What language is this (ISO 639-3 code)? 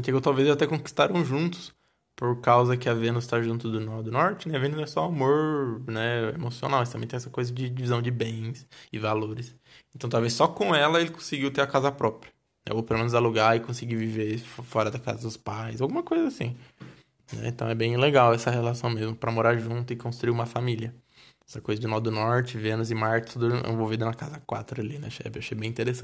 por